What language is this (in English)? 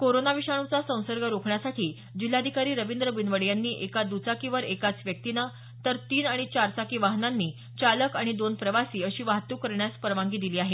Marathi